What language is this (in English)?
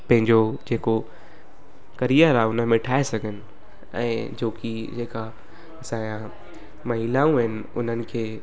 Sindhi